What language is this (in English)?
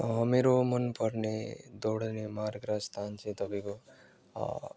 Nepali